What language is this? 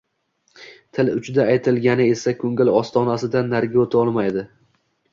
Uzbek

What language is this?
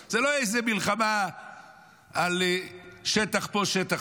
Hebrew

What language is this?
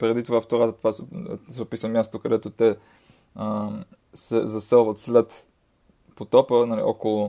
Bulgarian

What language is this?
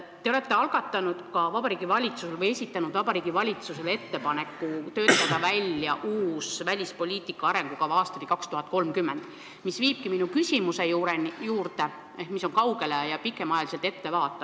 Estonian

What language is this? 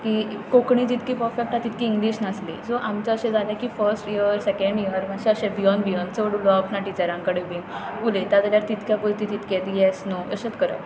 Konkani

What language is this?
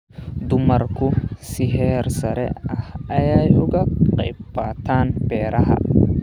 Somali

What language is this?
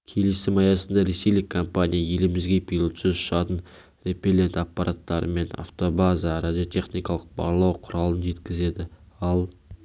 Kazakh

